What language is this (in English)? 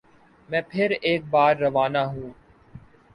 Urdu